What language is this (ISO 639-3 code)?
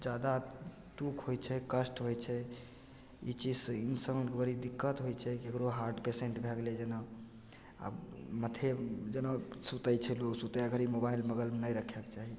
mai